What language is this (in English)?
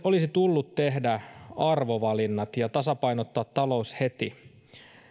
Finnish